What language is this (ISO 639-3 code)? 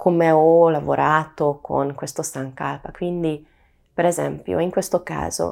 ita